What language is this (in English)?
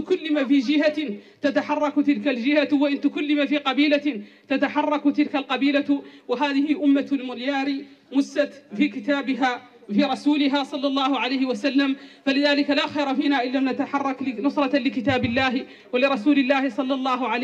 Arabic